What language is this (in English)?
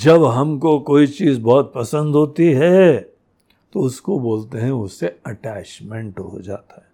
Hindi